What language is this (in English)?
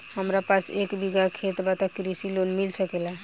Bhojpuri